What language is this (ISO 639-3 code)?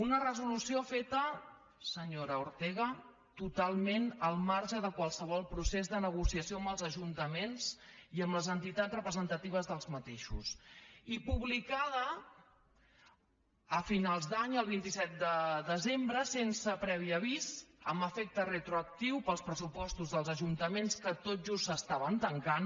cat